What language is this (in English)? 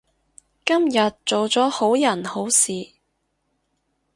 Cantonese